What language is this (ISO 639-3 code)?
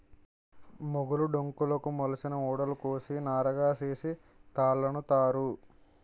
tel